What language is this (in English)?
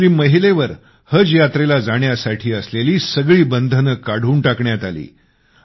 Marathi